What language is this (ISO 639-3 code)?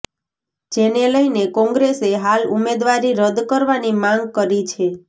guj